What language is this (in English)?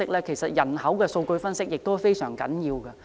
Cantonese